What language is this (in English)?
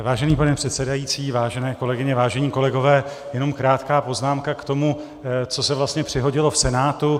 Czech